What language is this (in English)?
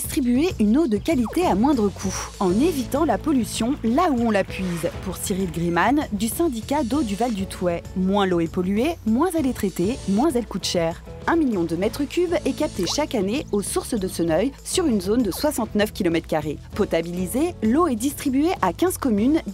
French